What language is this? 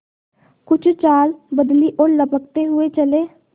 Hindi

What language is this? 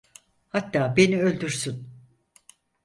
Turkish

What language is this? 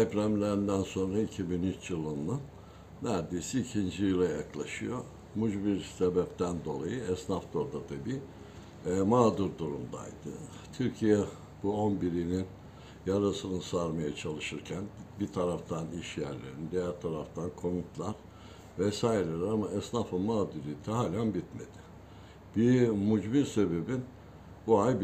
Turkish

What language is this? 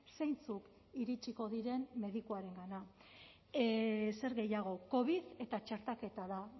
Basque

